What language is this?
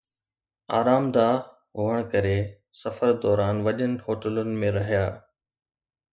Sindhi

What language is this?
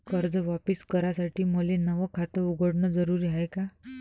Marathi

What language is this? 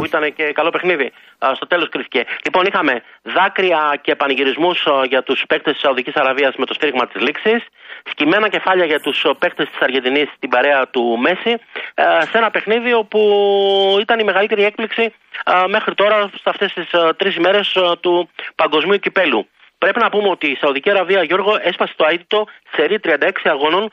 Greek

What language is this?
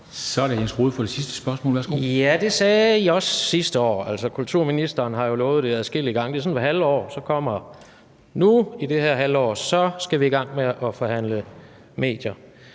Danish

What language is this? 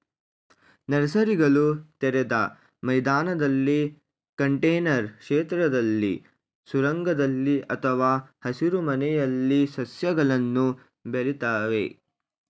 Kannada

